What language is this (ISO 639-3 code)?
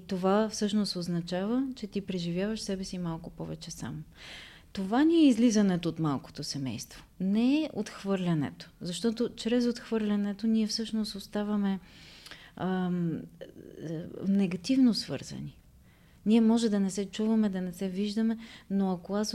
bul